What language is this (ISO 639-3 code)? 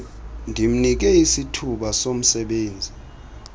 xho